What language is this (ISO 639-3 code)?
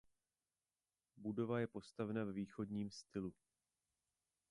ces